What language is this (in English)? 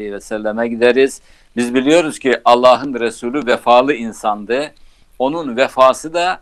Turkish